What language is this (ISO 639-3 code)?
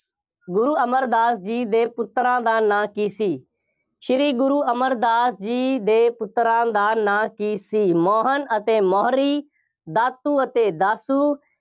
pan